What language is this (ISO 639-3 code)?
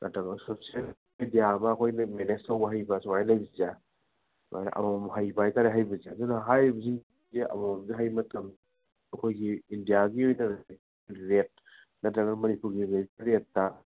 mni